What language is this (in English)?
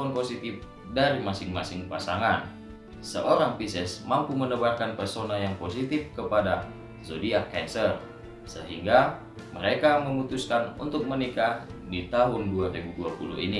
Indonesian